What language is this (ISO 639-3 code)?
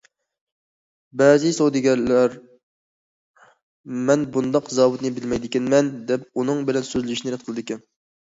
uig